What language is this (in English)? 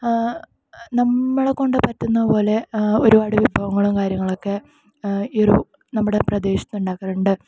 Malayalam